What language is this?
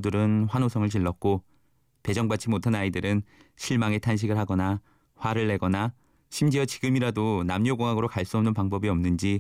Korean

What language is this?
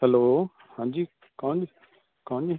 Punjabi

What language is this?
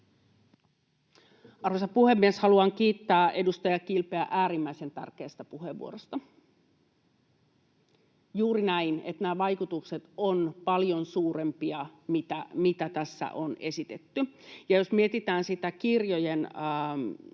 Finnish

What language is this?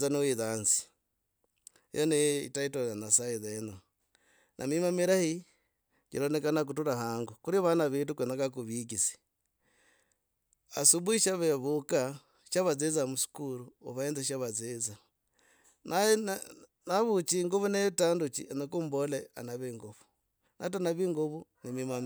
Logooli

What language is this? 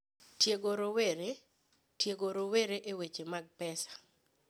Luo (Kenya and Tanzania)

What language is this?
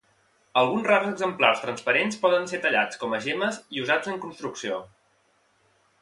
Catalan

